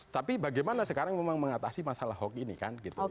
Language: Indonesian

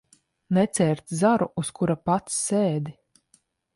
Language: Latvian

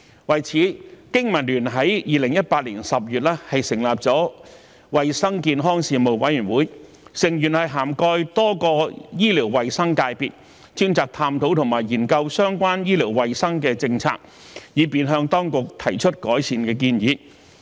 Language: Cantonese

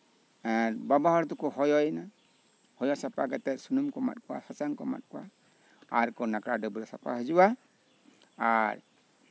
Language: Santali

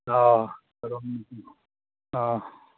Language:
Manipuri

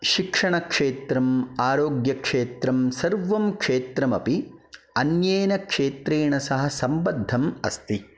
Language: Sanskrit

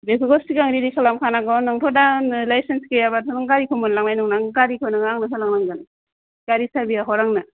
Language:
Bodo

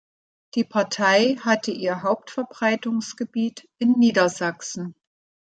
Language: German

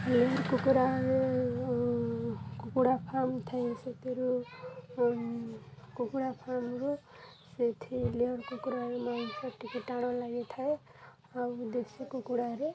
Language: Odia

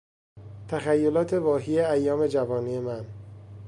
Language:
Persian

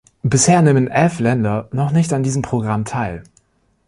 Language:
German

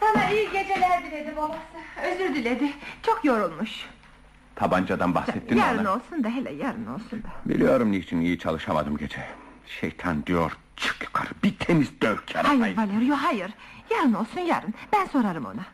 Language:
Turkish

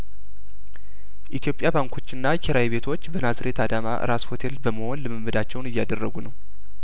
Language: Amharic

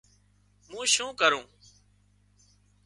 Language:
Wadiyara Koli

